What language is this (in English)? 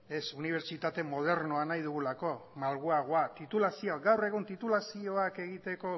Basque